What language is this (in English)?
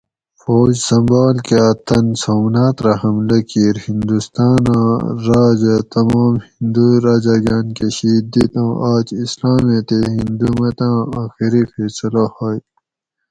Gawri